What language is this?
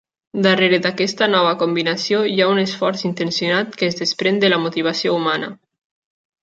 Catalan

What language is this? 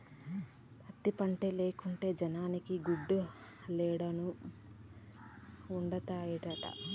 Telugu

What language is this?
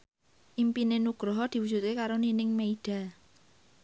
Javanese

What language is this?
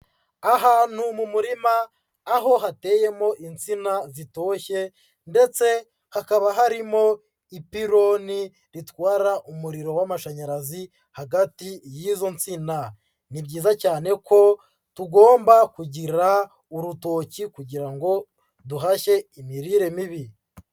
Kinyarwanda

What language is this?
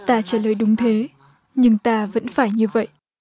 Vietnamese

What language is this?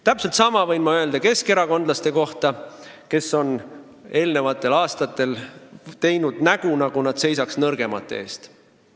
Estonian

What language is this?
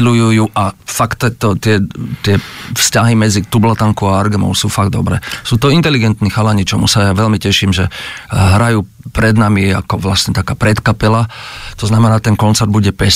Czech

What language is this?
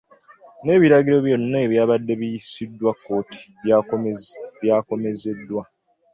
Ganda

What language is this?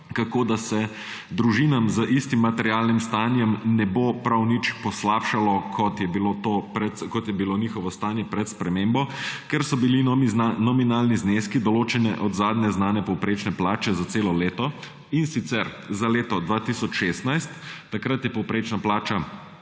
Slovenian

